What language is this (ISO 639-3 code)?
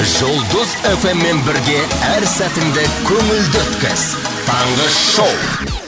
kaz